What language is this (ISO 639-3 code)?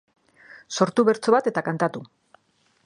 eus